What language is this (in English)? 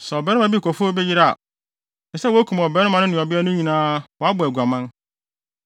Akan